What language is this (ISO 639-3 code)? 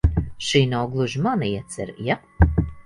lav